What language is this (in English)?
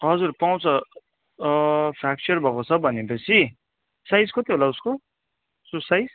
Nepali